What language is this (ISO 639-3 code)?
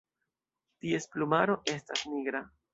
epo